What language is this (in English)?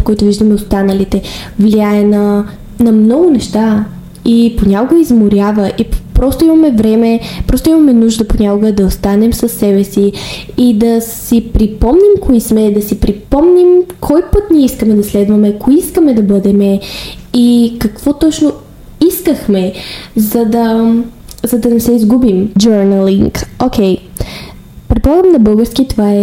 Bulgarian